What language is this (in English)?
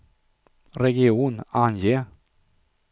Swedish